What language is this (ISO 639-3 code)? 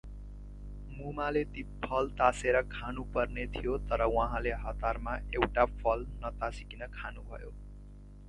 nep